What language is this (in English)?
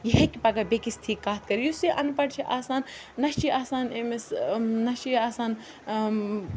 Kashmiri